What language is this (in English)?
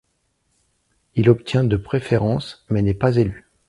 French